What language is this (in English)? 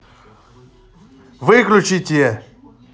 Russian